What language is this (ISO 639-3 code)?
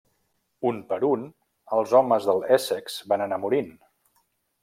cat